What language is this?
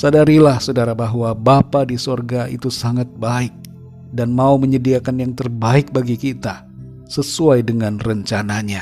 Indonesian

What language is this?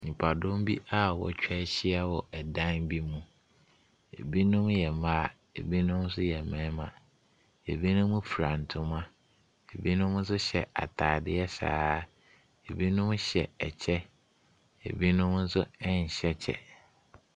Akan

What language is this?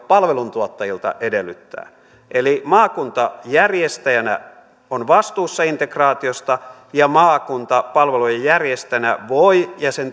Finnish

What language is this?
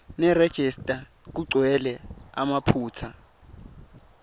Swati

